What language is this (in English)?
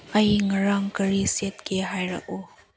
Manipuri